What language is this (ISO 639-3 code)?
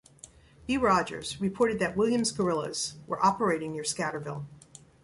eng